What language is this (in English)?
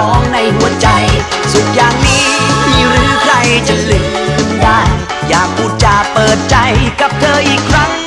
Thai